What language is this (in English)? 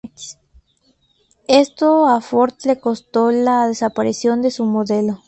Spanish